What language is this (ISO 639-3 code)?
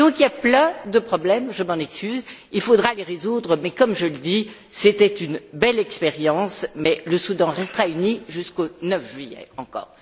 fra